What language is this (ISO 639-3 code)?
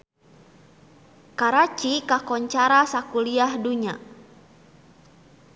sun